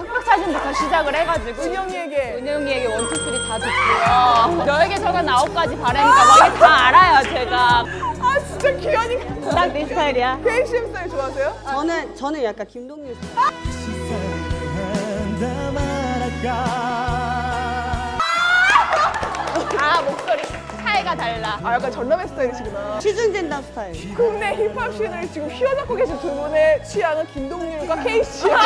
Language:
Korean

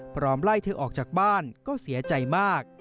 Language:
Thai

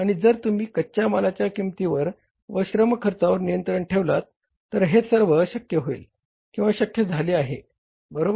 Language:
Marathi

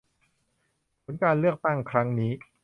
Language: Thai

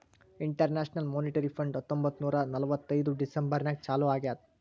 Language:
Kannada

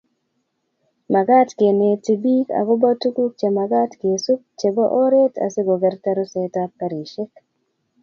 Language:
Kalenjin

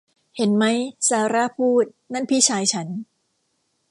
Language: Thai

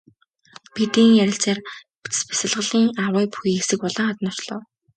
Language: Mongolian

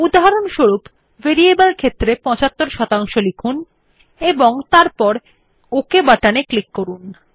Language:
Bangla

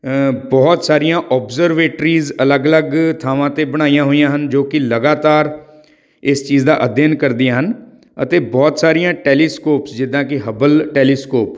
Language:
Punjabi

